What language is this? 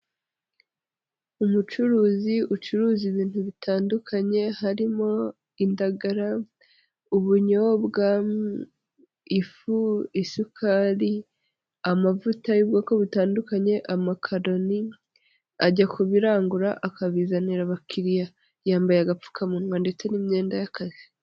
Kinyarwanda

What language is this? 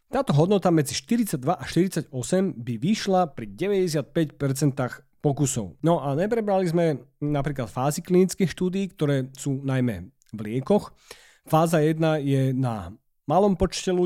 Slovak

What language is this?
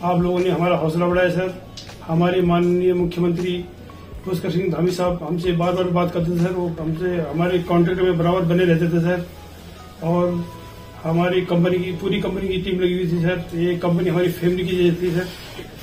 Hindi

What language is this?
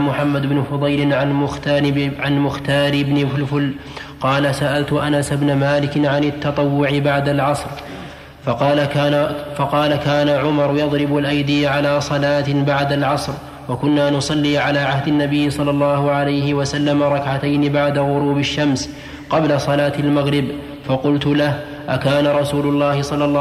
Arabic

